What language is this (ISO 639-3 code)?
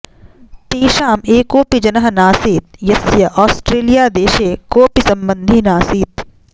san